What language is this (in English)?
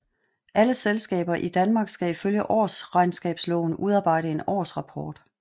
Danish